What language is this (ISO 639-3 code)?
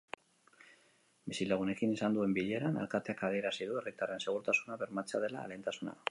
eus